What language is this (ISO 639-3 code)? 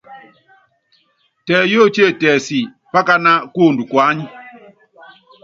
yav